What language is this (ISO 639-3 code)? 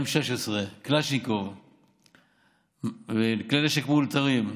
heb